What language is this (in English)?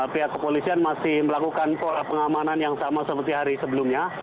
Indonesian